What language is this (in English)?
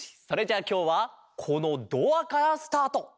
Japanese